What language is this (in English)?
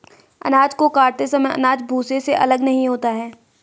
Hindi